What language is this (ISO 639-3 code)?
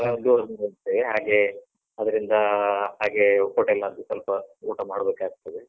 kan